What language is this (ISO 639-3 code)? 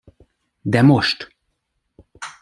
hun